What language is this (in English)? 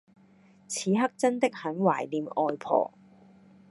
Cantonese